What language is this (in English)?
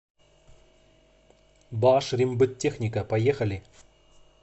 Russian